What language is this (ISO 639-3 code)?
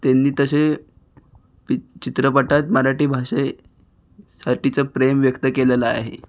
mar